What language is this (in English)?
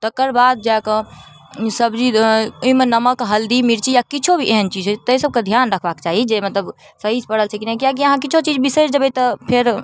Maithili